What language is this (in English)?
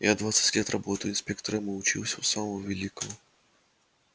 Russian